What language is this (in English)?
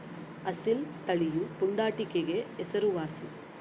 Kannada